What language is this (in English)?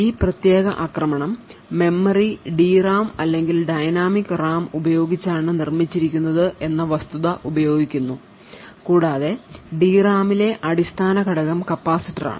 Malayalam